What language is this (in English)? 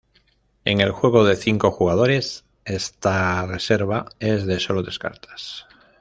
Spanish